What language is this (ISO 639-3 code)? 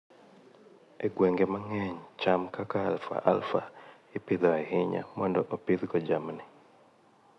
luo